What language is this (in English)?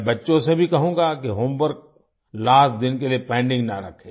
Hindi